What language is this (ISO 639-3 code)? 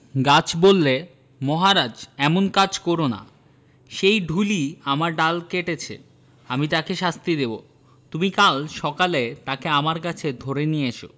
ben